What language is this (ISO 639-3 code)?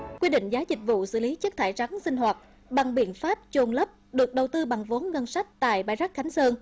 vie